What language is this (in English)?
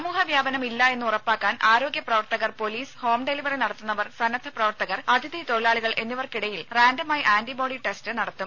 Malayalam